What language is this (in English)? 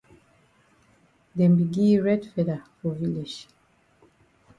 Cameroon Pidgin